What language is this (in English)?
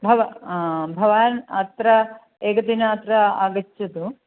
Sanskrit